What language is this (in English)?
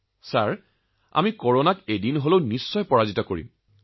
Assamese